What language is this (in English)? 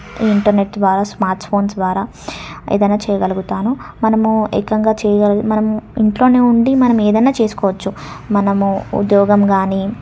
Telugu